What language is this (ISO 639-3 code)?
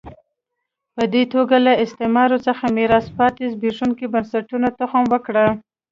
pus